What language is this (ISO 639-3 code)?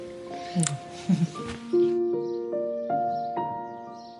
cym